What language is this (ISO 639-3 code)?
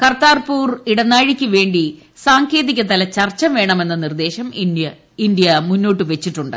mal